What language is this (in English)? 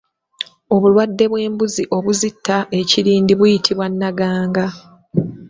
Ganda